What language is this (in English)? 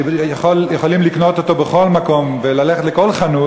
Hebrew